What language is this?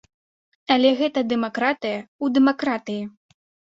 Belarusian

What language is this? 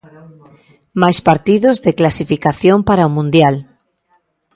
Galician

